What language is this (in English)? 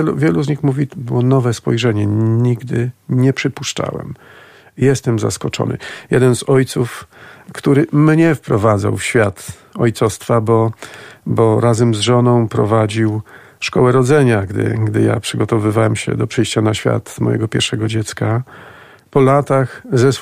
Polish